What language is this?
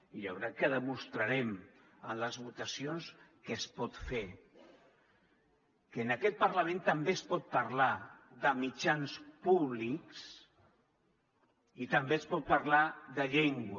Catalan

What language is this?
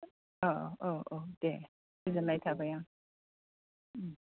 Bodo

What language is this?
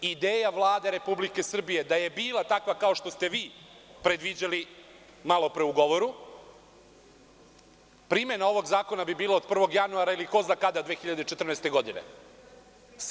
Serbian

